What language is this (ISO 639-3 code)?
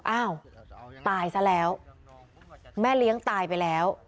tha